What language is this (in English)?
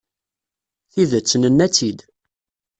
Kabyle